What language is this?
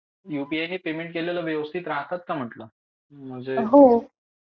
Marathi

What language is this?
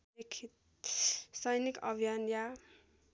Nepali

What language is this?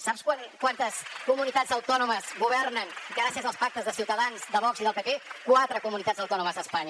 Catalan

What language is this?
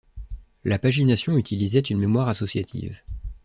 French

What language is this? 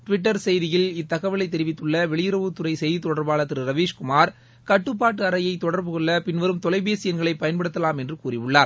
Tamil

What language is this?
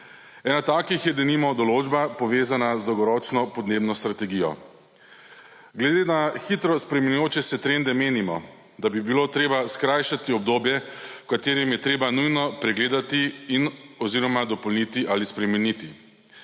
Slovenian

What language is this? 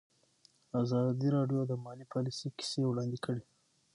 Pashto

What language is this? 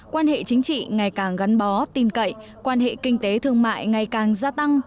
Vietnamese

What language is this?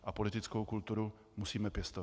Czech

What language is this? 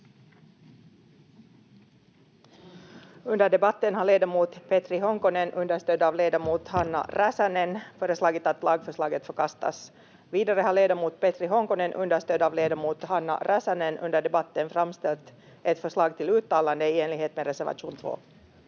Finnish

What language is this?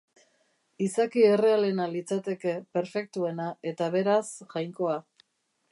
Basque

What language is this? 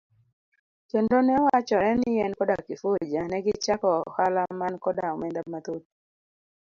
Luo (Kenya and Tanzania)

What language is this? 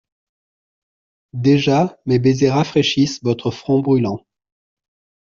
French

